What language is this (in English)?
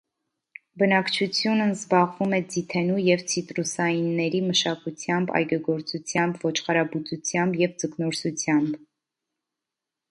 Armenian